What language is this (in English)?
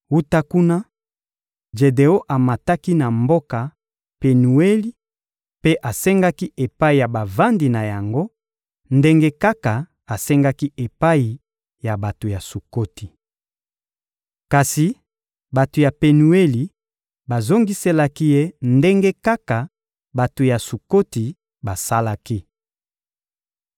Lingala